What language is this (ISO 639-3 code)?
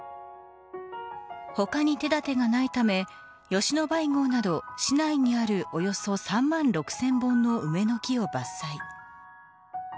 jpn